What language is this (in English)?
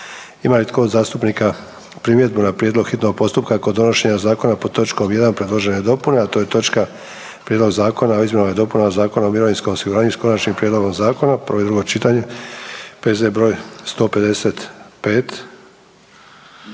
Croatian